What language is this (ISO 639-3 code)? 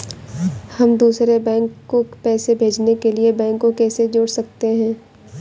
hin